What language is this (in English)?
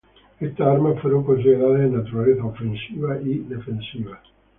Spanish